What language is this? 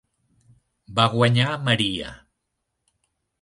Catalan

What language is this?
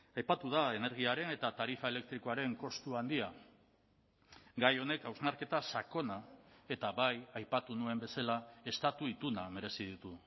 Basque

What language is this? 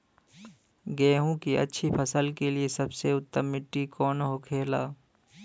Bhojpuri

